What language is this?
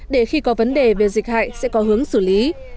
Vietnamese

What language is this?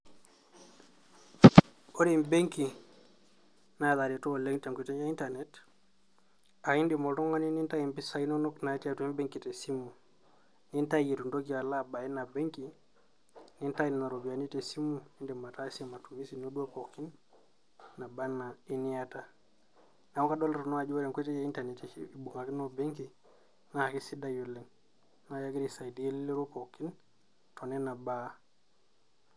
Masai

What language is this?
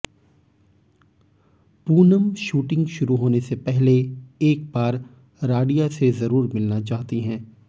Hindi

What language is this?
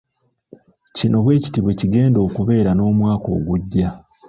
Ganda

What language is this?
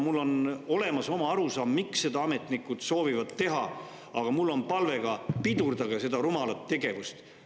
Estonian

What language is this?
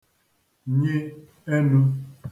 Igbo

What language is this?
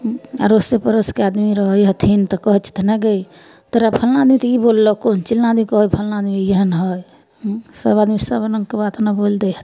Maithili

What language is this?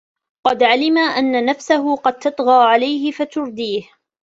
Arabic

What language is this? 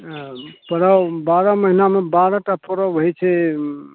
Maithili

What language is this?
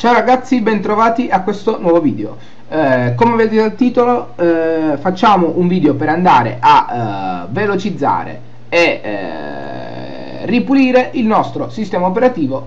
Italian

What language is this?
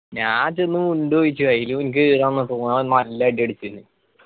Malayalam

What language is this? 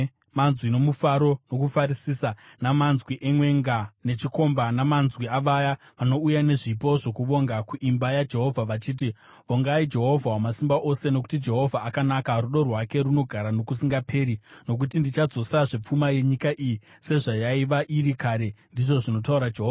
Shona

